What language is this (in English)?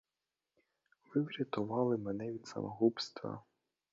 Ukrainian